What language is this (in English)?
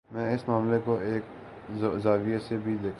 Urdu